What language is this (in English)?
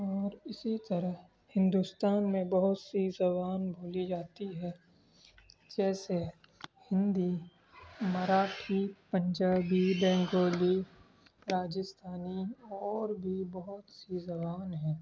Urdu